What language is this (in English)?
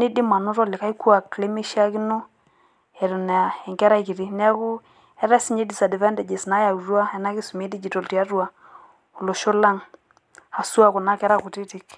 Masai